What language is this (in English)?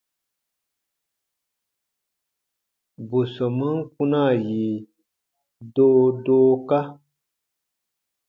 Baatonum